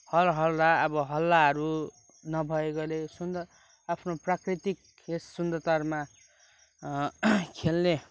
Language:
Nepali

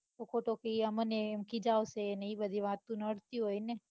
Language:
Gujarati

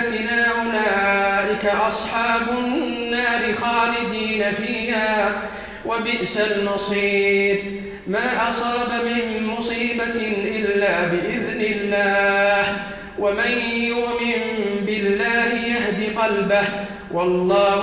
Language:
Arabic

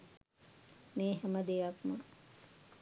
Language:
Sinhala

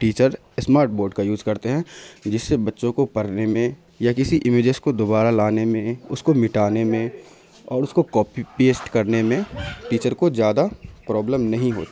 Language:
Urdu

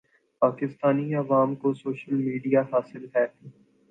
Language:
Urdu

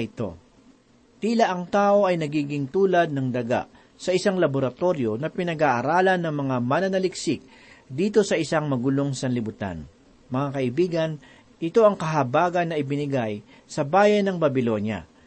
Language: Filipino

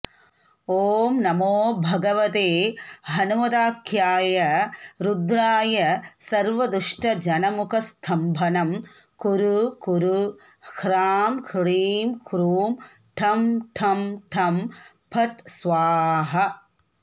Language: Sanskrit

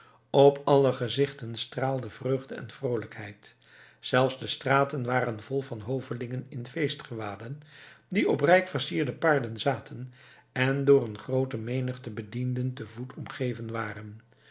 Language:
Dutch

